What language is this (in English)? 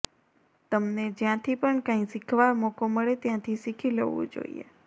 Gujarati